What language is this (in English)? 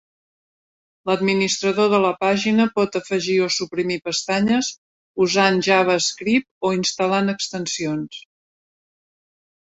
Catalan